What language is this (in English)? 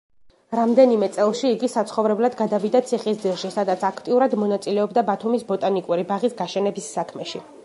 Georgian